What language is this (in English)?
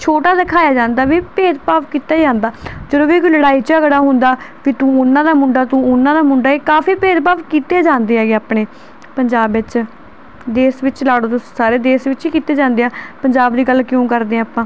Punjabi